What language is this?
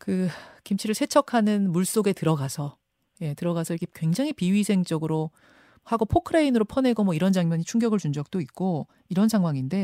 Korean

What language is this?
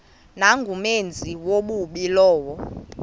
Xhosa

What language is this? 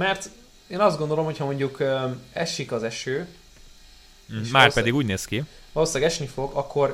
Hungarian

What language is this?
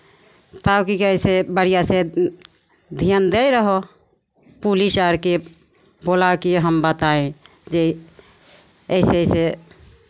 Maithili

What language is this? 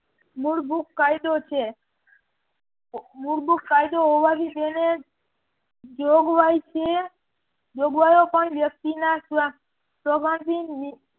Gujarati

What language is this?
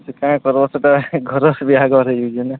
Odia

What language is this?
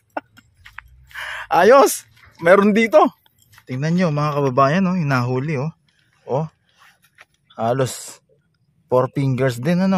Filipino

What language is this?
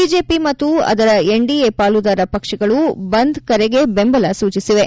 Kannada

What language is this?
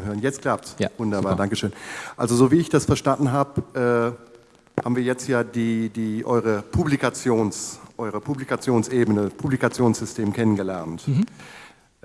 German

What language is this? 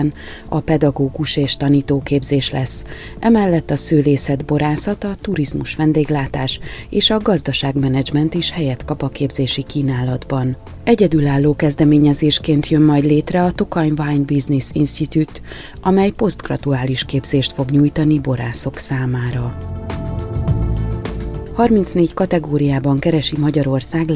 Hungarian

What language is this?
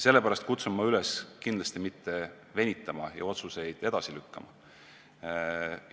Estonian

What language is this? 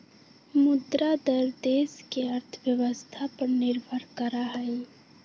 Magahi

